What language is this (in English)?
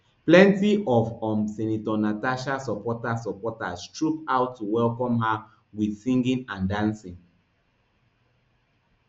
Nigerian Pidgin